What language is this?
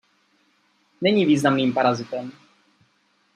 Czech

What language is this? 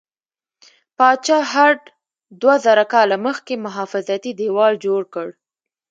Pashto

